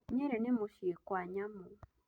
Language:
Kikuyu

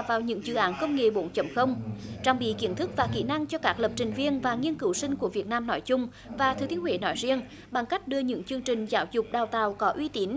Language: Vietnamese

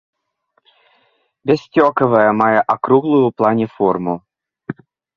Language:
Belarusian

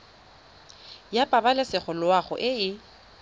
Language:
Tswana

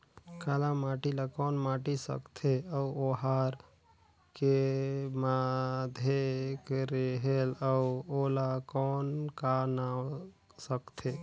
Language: Chhattisgarhi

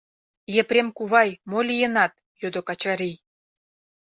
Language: Mari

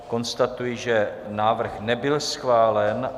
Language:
Czech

